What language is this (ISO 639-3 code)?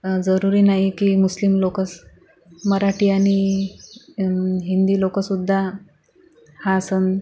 mar